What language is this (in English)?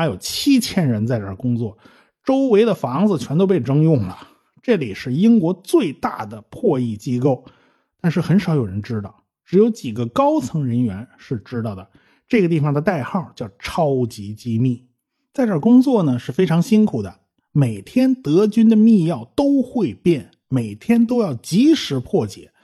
Chinese